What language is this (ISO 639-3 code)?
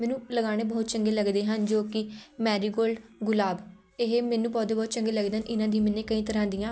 pan